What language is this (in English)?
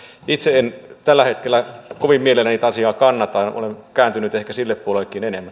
Finnish